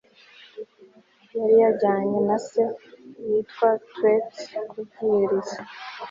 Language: Kinyarwanda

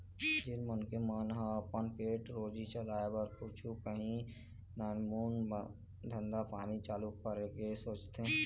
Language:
Chhattisgarhi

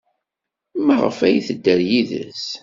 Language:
Kabyle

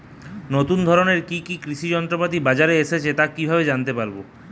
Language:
Bangla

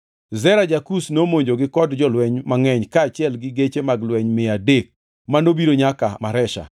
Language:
Luo (Kenya and Tanzania)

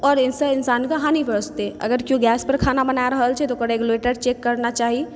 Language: Maithili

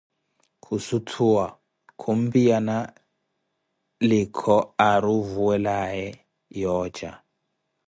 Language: Koti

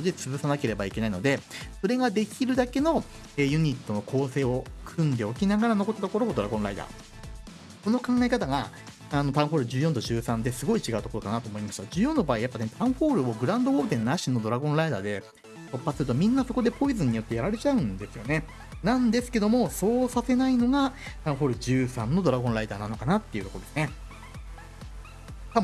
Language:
Japanese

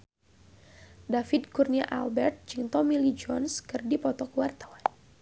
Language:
Sundanese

